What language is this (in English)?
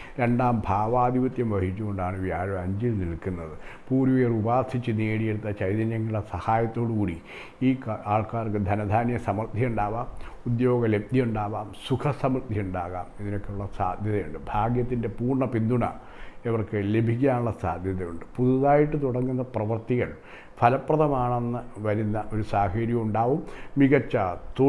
Italian